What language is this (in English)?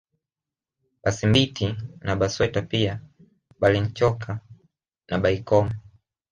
Swahili